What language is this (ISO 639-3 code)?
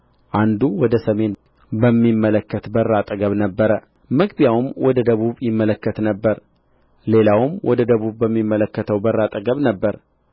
amh